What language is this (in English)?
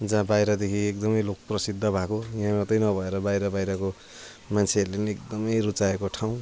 Nepali